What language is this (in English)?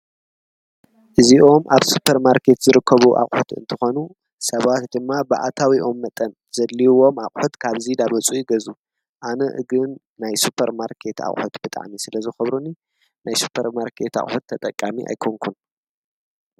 Tigrinya